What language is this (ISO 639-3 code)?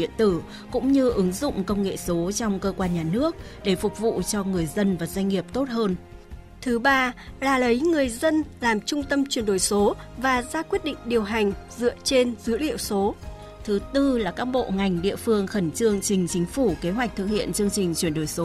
vie